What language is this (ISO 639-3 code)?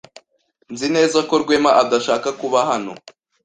kin